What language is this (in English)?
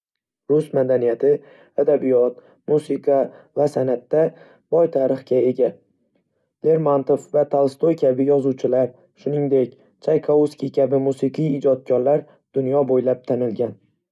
Uzbek